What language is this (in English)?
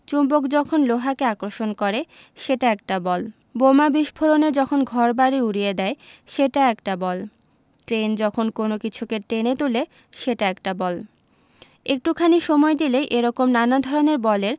Bangla